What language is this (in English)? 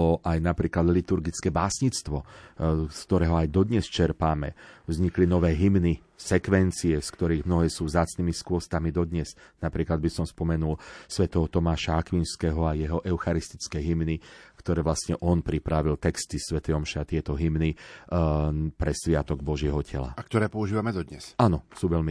Slovak